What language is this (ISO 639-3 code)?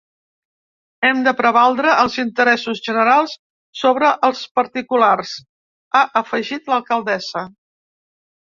cat